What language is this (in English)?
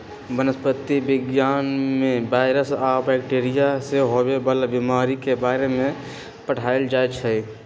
Magahi